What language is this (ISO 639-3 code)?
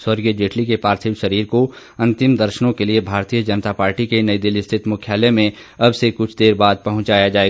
hin